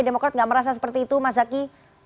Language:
Indonesian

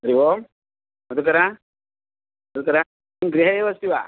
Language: Sanskrit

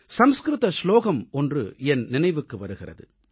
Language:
Tamil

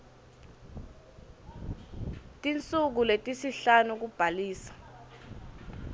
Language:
Swati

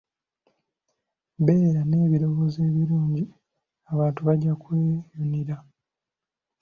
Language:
Ganda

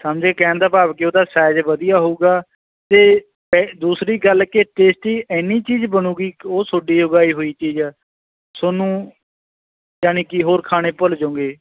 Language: Punjabi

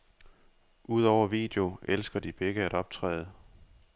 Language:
Danish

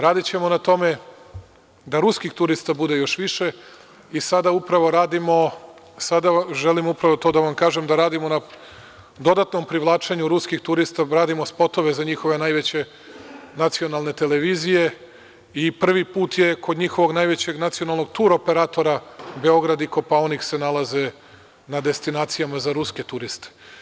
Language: Serbian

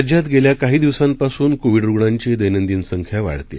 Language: Marathi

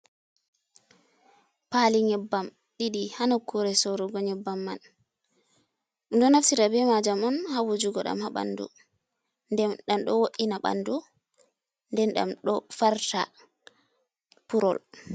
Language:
Fula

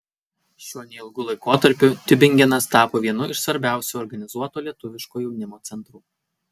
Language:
Lithuanian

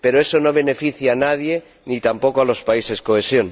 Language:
Spanish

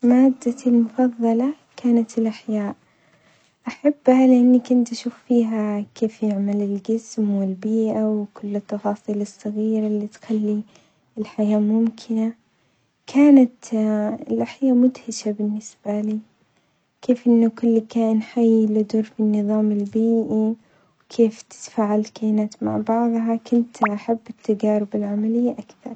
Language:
Omani Arabic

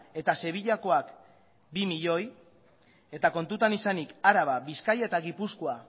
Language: Basque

